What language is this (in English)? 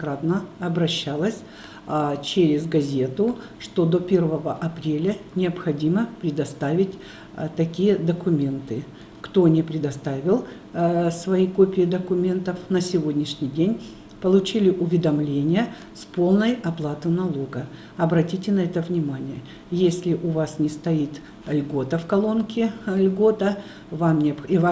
Russian